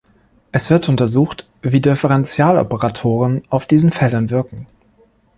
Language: German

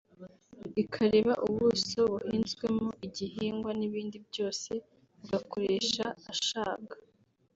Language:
Kinyarwanda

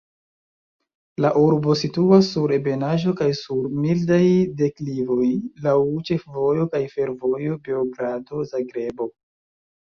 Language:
Esperanto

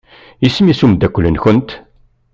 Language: Kabyle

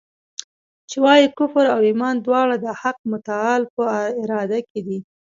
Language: Pashto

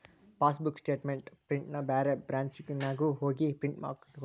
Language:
Kannada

